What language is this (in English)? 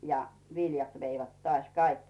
Finnish